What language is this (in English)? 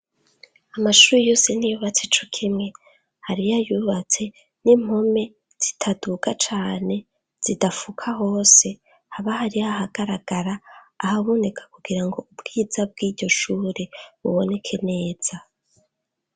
Rundi